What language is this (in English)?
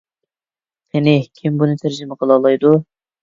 Uyghur